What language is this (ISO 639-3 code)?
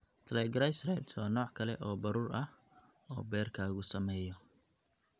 som